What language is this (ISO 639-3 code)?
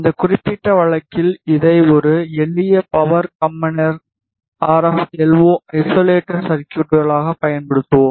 tam